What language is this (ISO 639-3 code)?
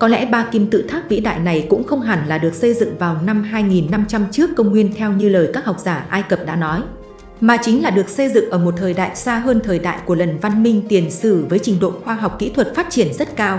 vie